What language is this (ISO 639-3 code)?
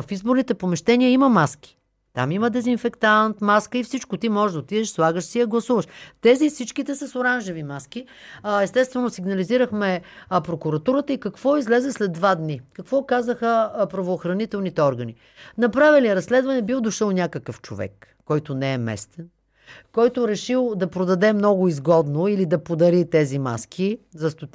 bul